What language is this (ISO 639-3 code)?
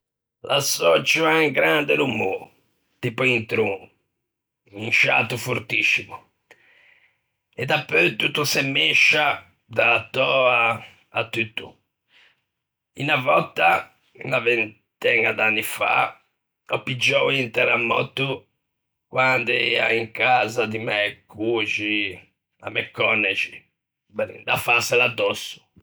lij